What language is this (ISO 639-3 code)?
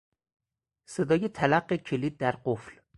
fas